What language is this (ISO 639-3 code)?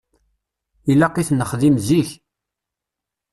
kab